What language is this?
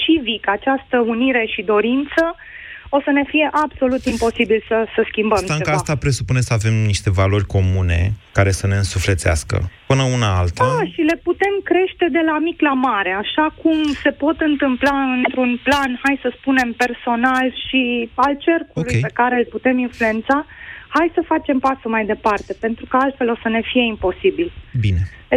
Romanian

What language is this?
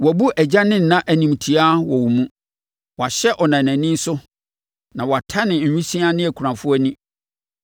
Akan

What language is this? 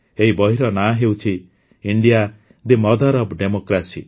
Odia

